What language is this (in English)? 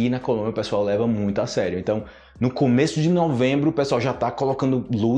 Portuguese